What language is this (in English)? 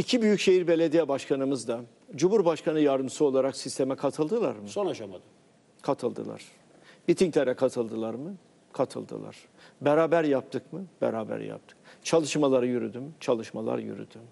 Turkish